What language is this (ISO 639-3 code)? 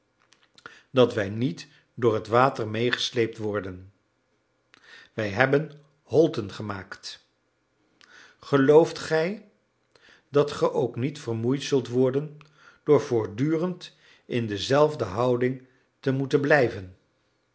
nld